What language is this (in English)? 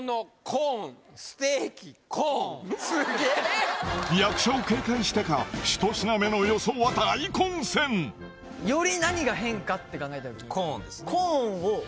Japanese